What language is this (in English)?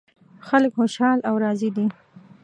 Pashto